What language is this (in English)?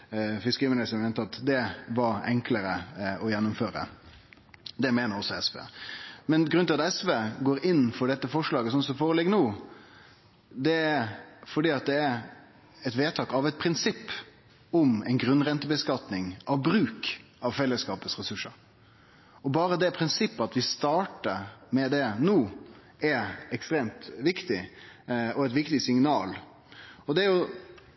Norwegian Nynorsk